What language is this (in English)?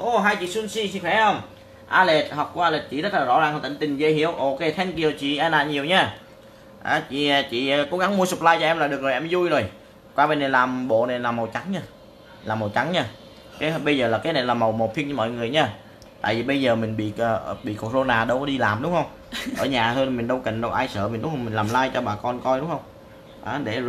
Vietnamese